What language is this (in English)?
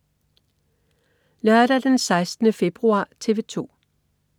Danish